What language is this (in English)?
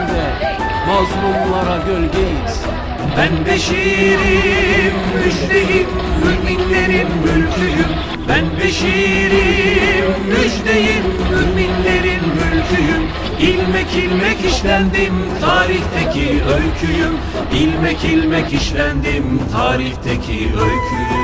Turkish